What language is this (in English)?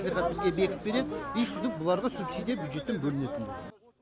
Kazakh